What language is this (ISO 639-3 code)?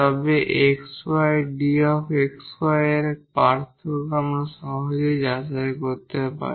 ben